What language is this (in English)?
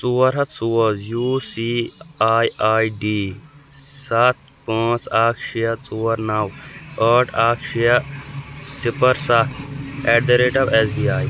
Kashmiri